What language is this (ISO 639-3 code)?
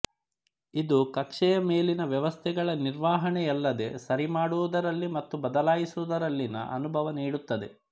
kan